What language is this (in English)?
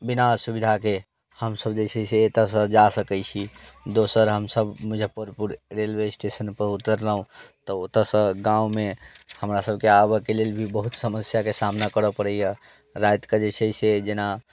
Maithili